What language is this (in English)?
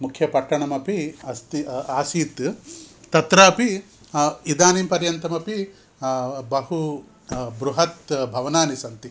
Sanskrit